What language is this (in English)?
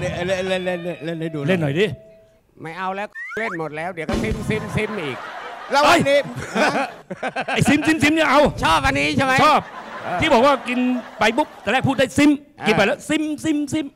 Thai